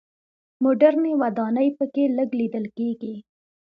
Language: Pashto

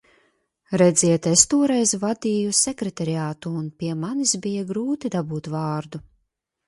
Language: Latvian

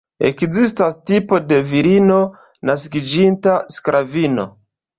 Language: Esperanto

